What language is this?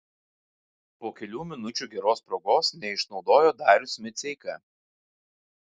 Lithuanian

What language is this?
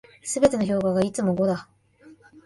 Japanese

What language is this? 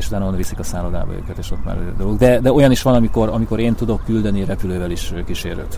Hungarian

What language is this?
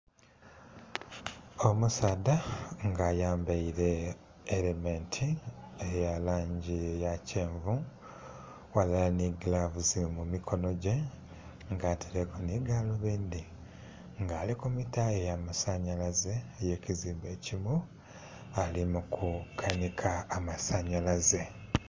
Soga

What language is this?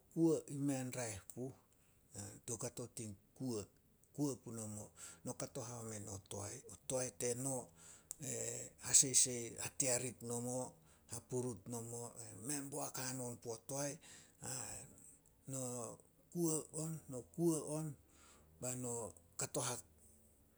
Solos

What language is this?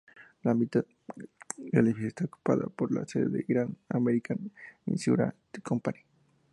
Spanish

